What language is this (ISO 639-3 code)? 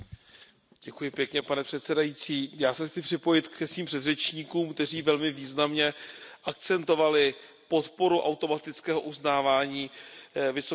ces